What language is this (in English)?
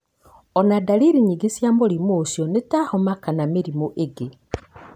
Kikuyu